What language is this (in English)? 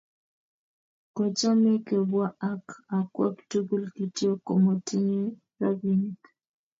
Kalenjin